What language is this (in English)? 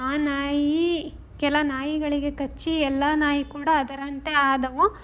Kannada